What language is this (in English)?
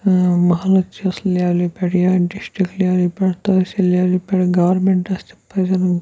Kashmiri